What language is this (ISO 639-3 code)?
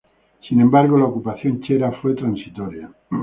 spa